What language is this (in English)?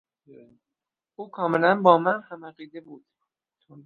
Persian